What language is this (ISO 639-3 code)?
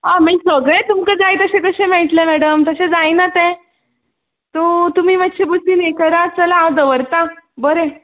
kok